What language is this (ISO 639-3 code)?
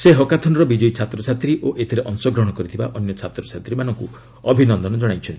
ori